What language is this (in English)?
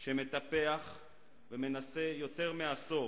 Hebrew